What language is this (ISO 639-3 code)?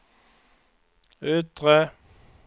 swe